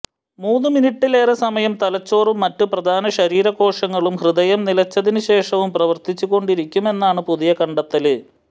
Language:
Malayalam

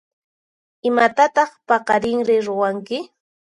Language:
Puno Quechua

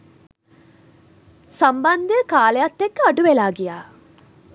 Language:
Sinhala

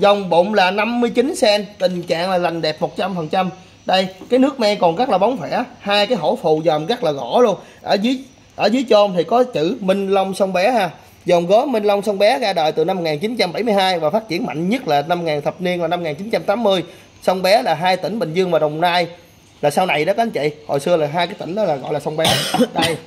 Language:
Vietnamese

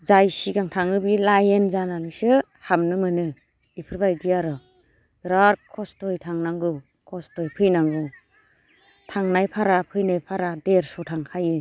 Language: Bodo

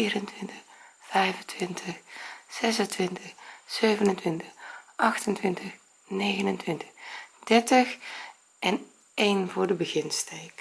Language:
Dutch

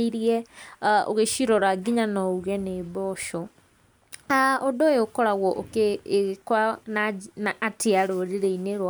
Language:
Kikuyu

